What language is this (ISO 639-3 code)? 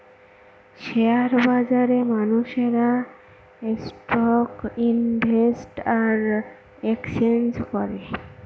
ben